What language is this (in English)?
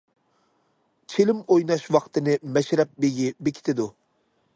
Uyghur